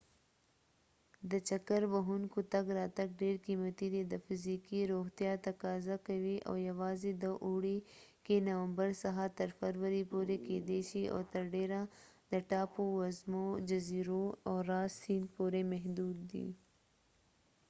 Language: Pashto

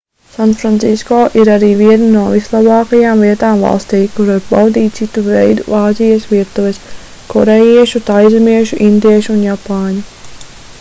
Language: Latvian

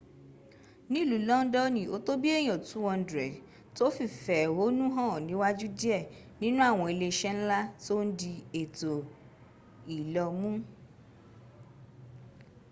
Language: Yoruba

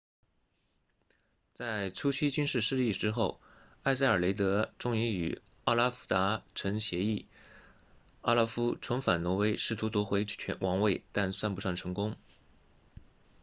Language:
Chinese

